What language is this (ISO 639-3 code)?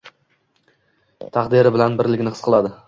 uzb